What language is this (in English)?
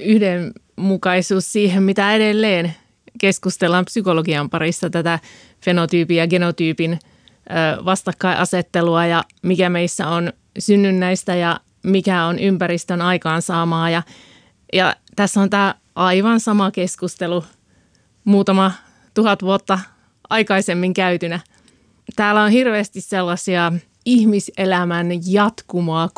Finnish